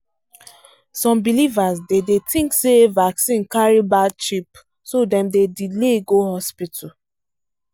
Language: Nigerian Pidgin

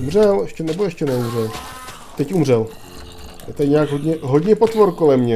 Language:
Czech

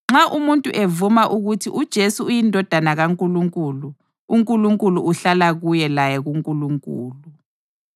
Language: North Ndebele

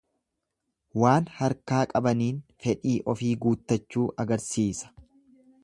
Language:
Oromo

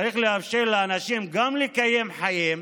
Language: Hebrew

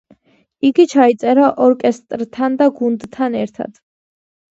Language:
Georgian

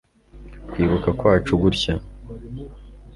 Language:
Kinyarwanda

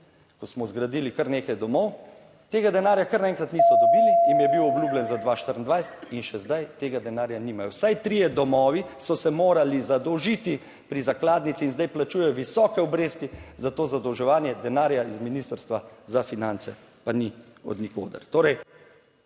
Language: Slovenian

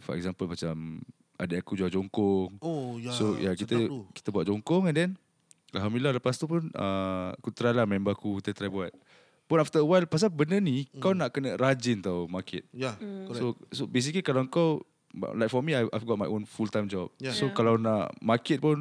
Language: Malay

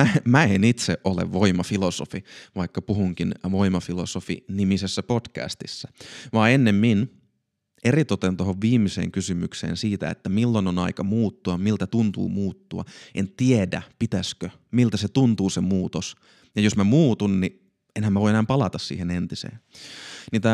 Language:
Finnish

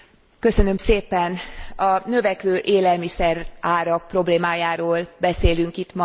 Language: Hungarian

